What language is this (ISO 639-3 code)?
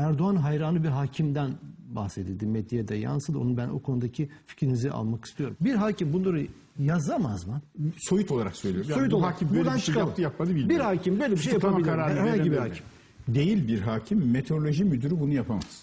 tur